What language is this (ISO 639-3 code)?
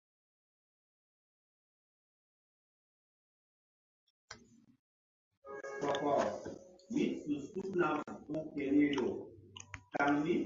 mdd